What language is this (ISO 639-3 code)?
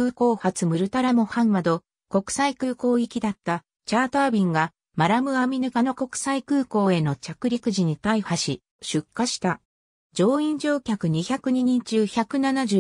jpn